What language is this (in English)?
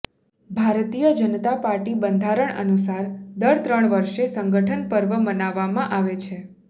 Gujarati